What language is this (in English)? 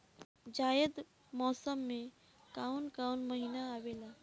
Bhojpuri